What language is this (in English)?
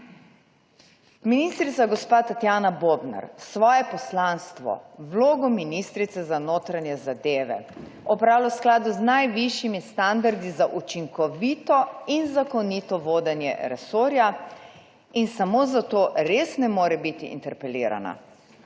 Slovenian